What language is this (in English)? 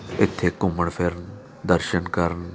Punjabi